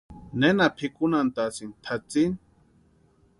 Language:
Western Highland Purepecha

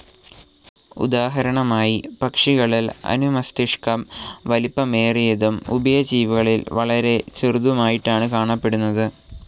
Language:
Malayalam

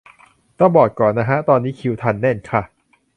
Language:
Thai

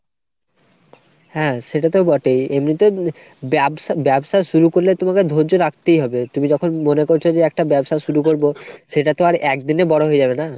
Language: Bangla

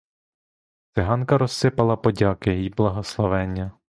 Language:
Ukrainian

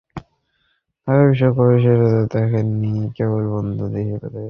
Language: Bangla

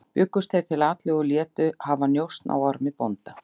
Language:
Icelandic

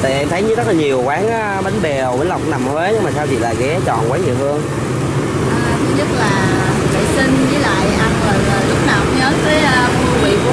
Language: Vietnamese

